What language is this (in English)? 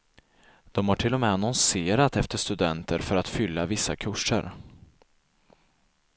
Swedish